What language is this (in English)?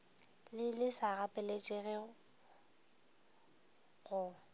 Northern Sotho